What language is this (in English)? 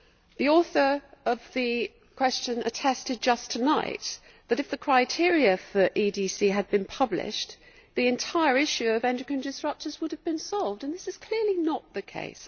English